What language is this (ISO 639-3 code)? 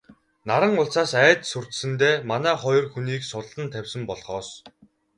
mon